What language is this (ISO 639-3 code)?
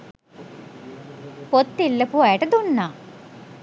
sin